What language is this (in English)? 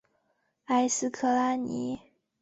Chinese